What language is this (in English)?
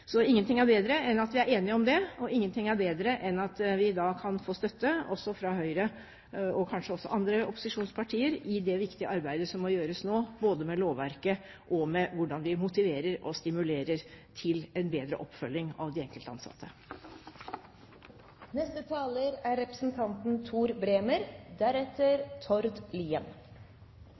Norwegian